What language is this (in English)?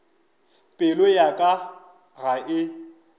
Northern Sotho